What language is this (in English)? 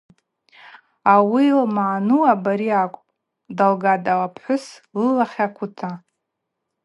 Abaza